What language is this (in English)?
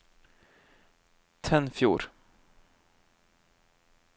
Norwegian